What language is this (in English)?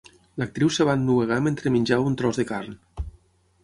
Catalan